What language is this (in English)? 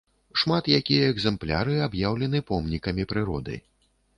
Belarusian